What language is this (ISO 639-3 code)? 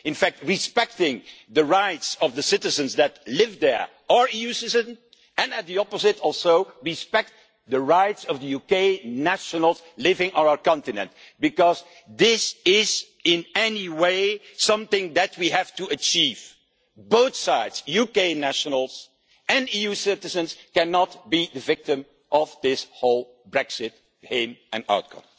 eng